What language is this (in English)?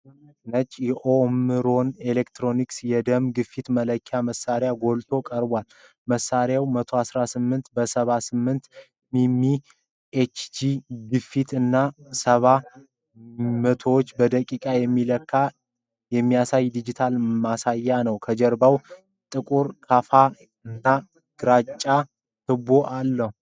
Amharic